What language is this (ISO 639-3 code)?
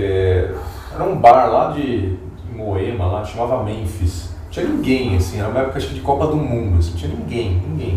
por